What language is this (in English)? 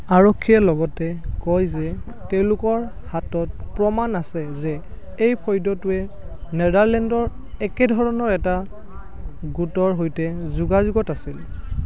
Assamese